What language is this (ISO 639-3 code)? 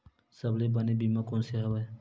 hne